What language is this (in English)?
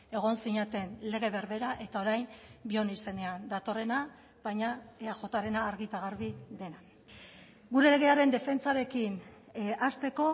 Basque